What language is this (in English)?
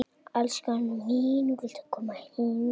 Icelandic